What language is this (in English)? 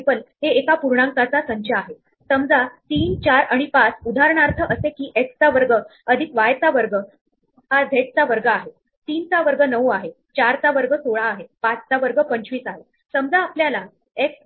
Marathi